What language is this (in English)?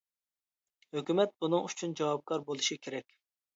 Uyghur